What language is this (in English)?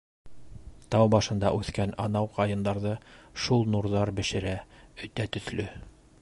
Bashkir